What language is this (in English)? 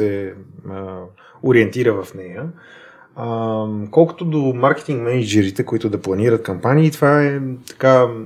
Bulgarian